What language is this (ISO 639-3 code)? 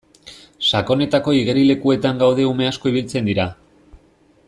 eus